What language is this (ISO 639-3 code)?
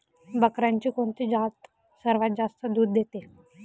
mar